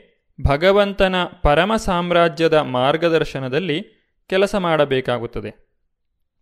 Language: Kannada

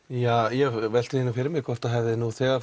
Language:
Icelandic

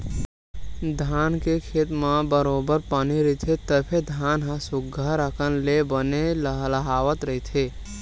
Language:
Chhattisgarhi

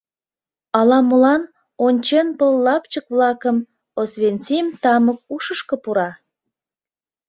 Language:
Mari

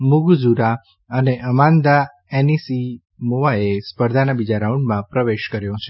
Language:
Gujarati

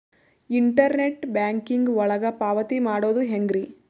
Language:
Kannada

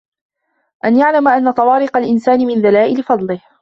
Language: Arabic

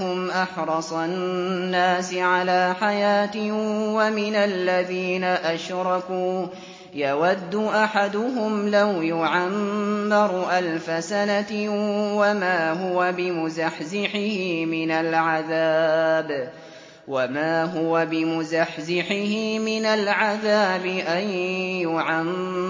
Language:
Arabic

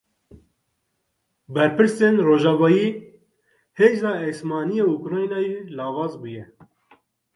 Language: Kurdish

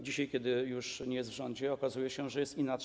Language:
Polish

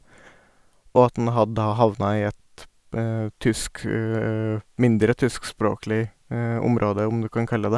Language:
Norwegian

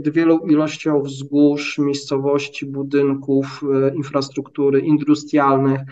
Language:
Polish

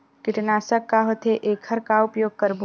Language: Chhattisgarhi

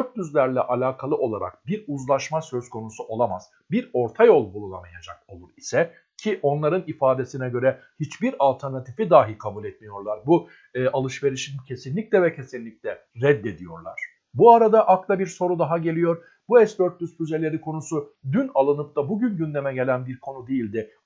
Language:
Turkish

